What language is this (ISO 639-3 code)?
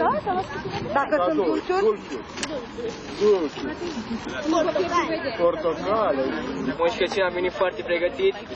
ron